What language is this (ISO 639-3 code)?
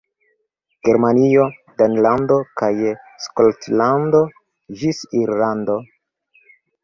epo